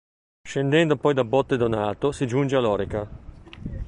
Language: Italian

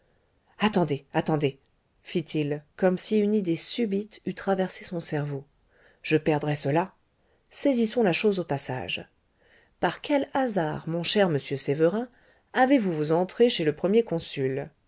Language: French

